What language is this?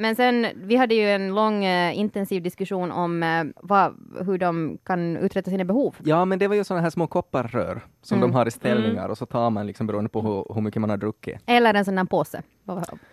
Swedish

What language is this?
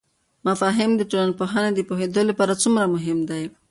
Pashto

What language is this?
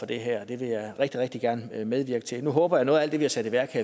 Danish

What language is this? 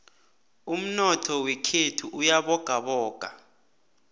South Ndebele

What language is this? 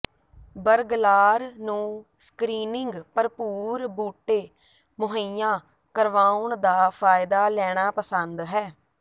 Punjabi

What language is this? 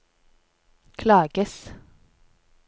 Norwegian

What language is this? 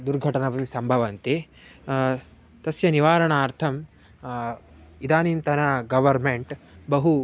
Sanskrit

